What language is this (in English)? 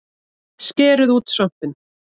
Icelandic